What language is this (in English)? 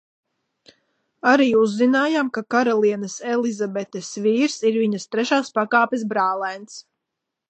Latvian